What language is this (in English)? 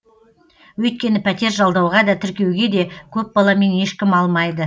Kazakh